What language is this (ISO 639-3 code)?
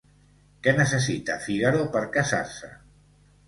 cat